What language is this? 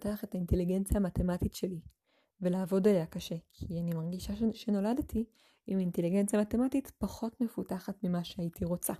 Hebrew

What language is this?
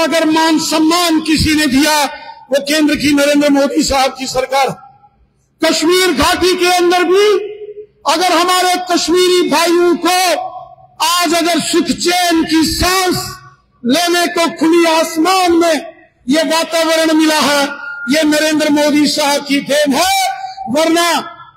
Hindi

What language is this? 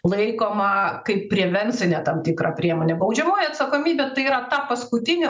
Lithuanian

